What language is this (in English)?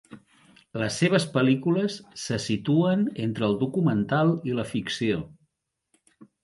Catalan